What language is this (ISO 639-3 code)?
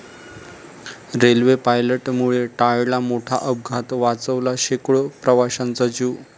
mar